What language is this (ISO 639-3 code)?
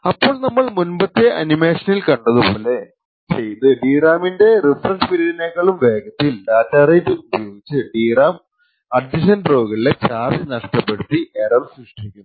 mal